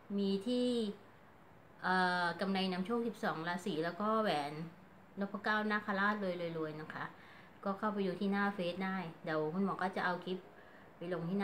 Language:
Thai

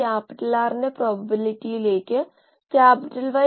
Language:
Malayalam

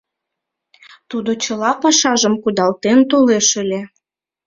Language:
Mari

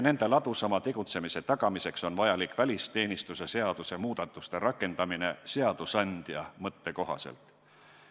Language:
Estonian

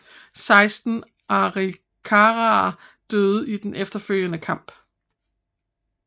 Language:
Danish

